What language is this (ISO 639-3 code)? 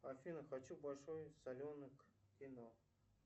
rus